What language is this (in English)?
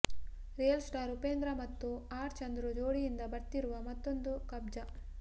Kannada